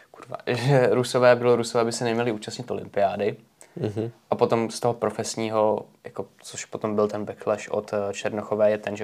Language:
Czech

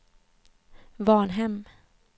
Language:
Swedish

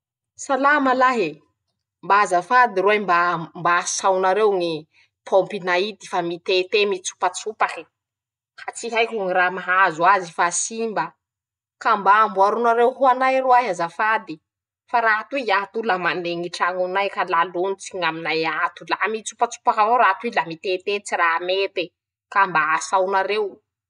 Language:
Masikoro Malagasy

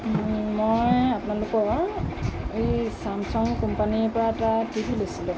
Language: Assamese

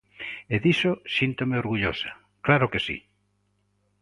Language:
Galician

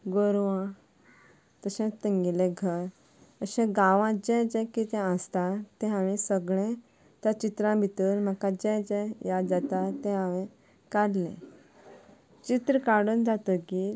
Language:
Konkani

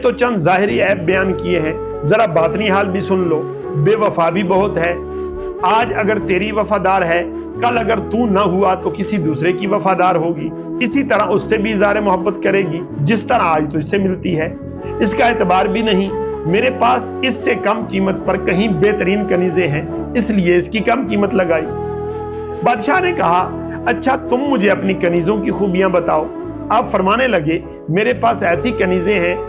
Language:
Hindi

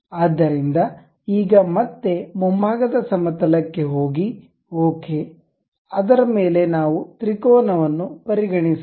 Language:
Kannada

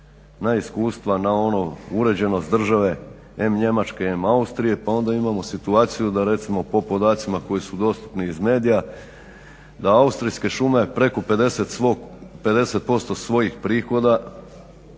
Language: Croatian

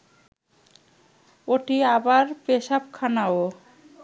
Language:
Bangla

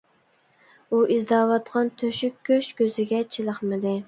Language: Uyghur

